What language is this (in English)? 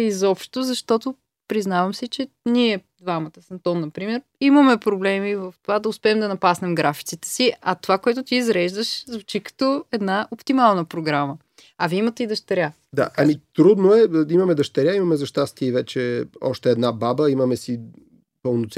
Bulgarian